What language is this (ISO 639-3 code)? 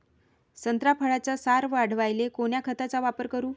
mar